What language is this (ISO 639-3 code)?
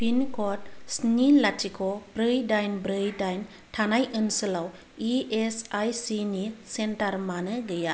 brx